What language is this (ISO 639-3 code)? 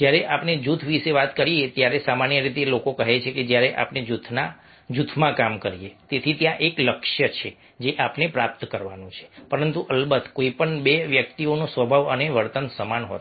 guj